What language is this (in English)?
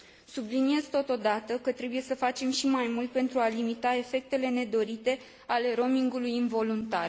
Romanian